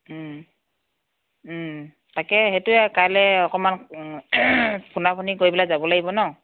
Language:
Assamese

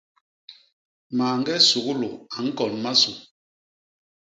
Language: Basaa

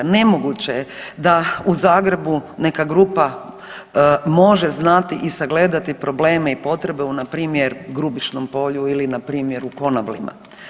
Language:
Croatian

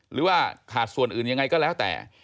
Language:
Thai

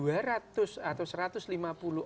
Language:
Indonesian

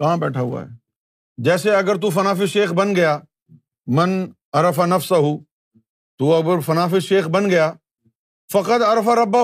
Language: Urdu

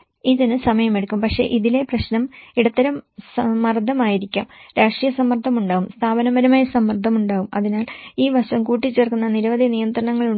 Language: Malayalam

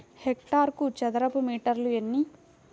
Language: Telugu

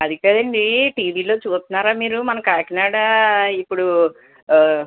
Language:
Telugu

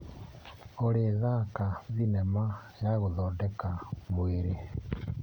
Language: Kikuyu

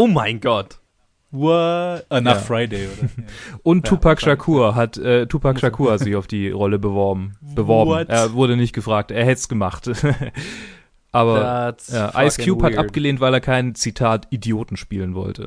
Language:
German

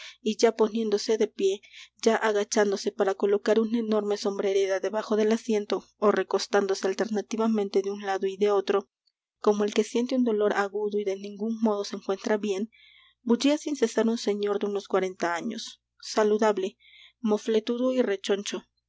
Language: Spanish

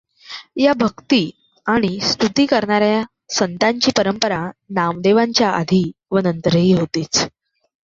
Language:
Marathi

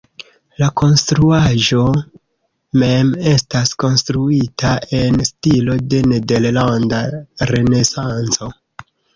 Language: Esperanto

